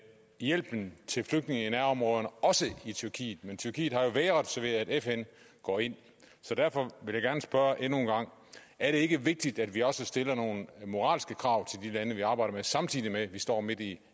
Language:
Danish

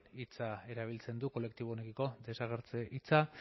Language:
Basque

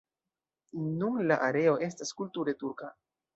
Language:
Esperanto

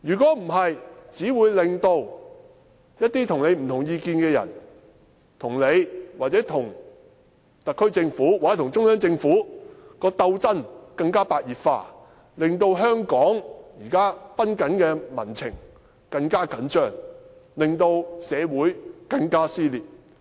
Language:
Cantonese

